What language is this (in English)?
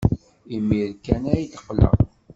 Kabyle